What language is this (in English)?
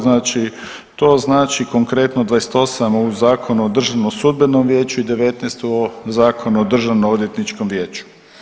Croatian